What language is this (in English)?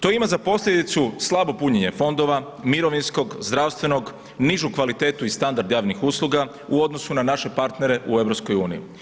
Croatian